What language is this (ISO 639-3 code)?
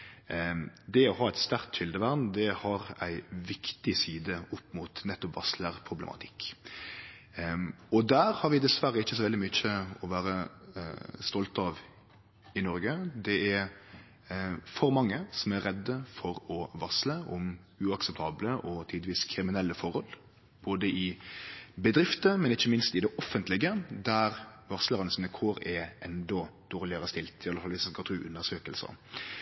nno